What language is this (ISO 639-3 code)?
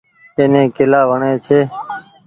gig